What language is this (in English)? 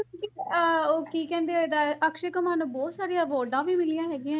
Punjabi